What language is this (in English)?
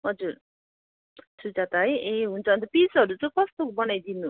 Nepali